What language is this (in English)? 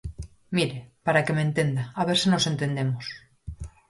Galician